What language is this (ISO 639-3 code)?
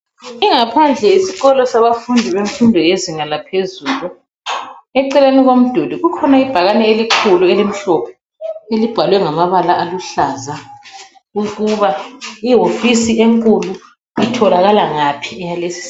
nde